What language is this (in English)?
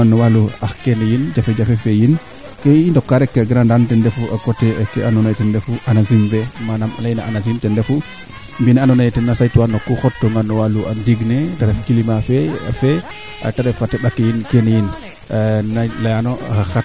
Serer